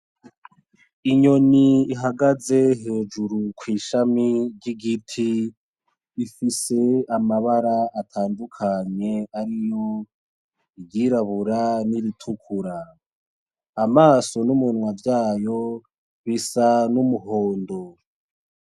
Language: Rundi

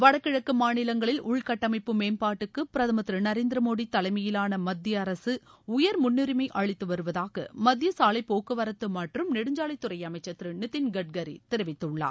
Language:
Tamil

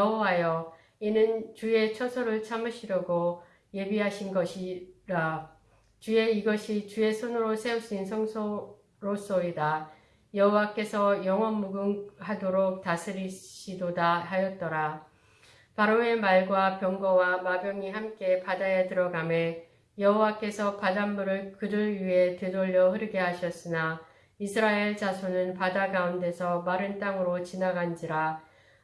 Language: Korean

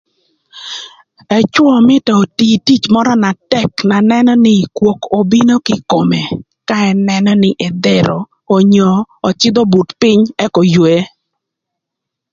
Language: Thur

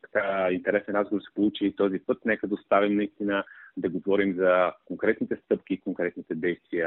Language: Bulgarian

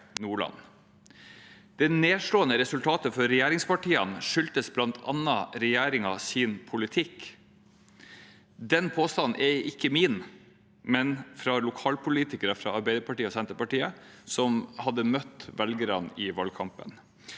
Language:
Norwegian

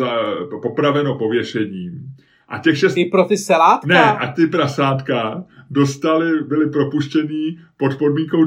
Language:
Czech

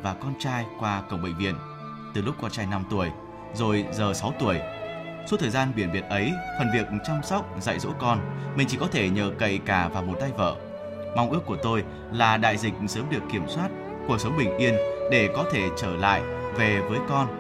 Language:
Vietnamese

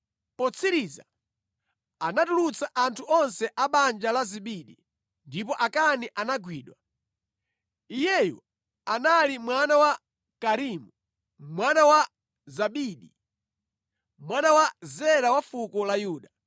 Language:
Nyanja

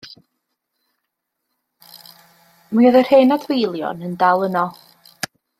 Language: Welsh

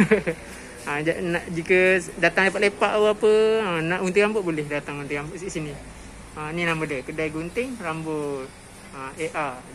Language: Malay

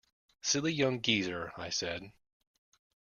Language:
English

